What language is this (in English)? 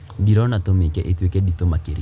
Kikuyu